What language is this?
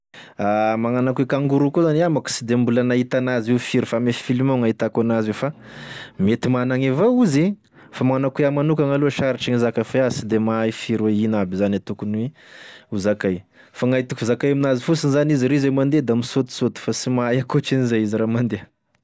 Tesaka Malagasy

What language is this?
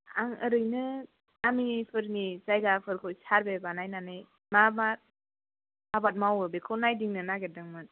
Bodo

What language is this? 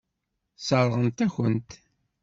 Kabyle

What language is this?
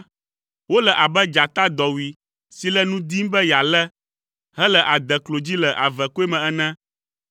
Ewe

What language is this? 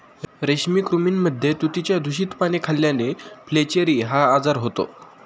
Marathi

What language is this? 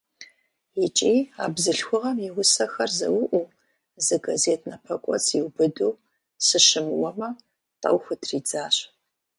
Kabardian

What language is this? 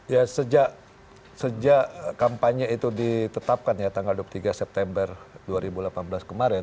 Indonesian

